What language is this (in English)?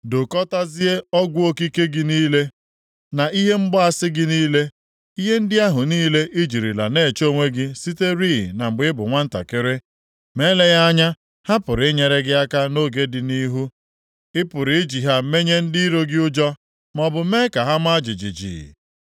Igbo